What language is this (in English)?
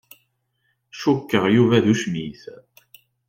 Kabyle